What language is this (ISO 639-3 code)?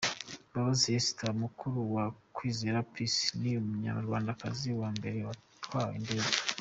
kin